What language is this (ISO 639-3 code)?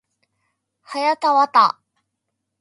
jpn